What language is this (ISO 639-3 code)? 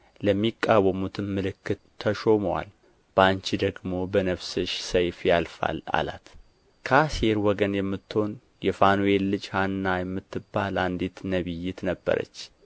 amh